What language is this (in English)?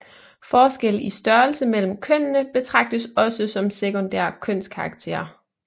Danish